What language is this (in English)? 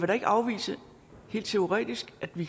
Danish